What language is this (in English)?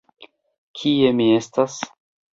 Esperanto